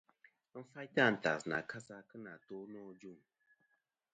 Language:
Kom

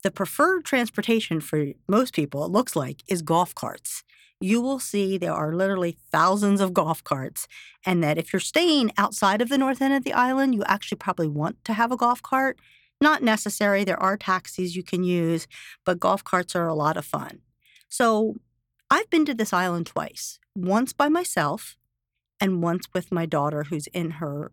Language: English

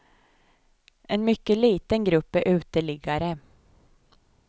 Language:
Swedish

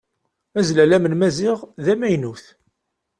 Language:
Kabyle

